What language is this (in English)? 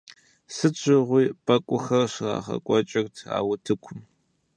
Kabardian